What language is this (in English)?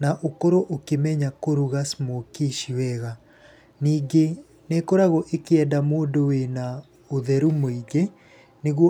Kikuyu